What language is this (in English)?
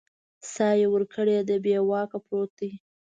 Pashto